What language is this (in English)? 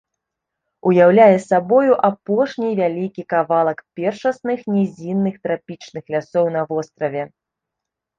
Belarusian